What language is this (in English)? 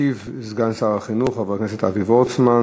Hebrew